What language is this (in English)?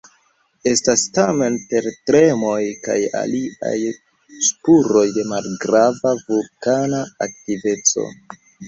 Esperanto